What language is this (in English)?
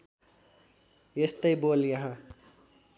Nepali